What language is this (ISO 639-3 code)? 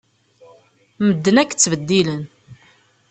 kab